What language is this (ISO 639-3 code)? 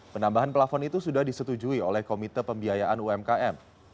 ind